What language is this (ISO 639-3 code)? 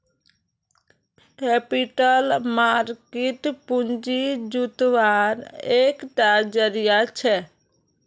mag